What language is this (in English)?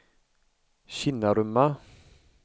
Swedish